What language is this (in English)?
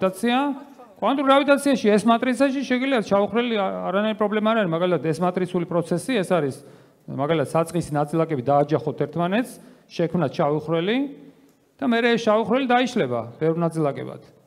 Romanian